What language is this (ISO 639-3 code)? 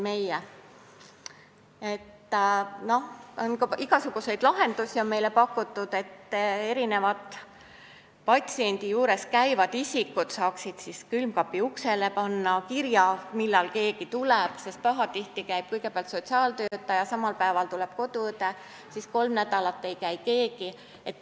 est